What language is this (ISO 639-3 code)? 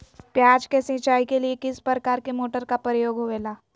mag